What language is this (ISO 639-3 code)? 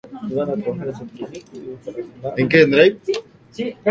spa